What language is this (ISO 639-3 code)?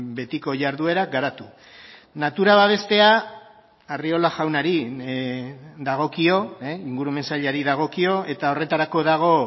eus